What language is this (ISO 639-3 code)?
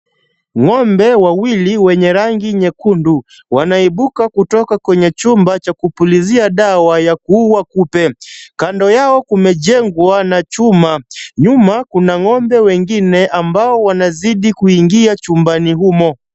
swa